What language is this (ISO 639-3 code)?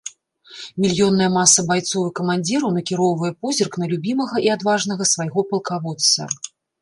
bel